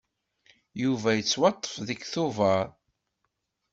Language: Kabyle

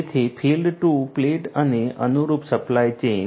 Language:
Gujarati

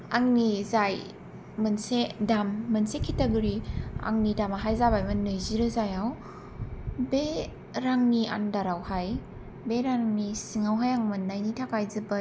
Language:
Bodo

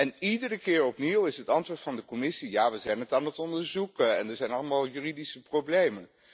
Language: Dutch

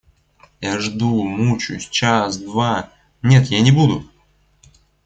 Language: Russian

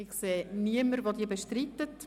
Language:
Swiss German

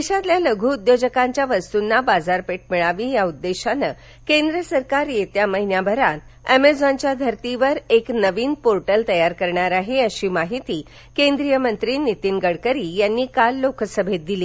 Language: Marathi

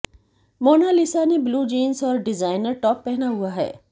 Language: Hindi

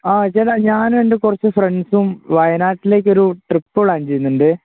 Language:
Malayalam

